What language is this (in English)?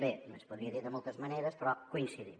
Catalan